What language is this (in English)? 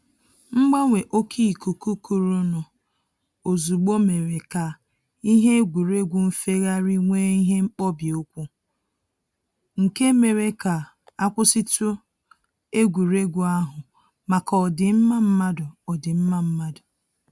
Igbo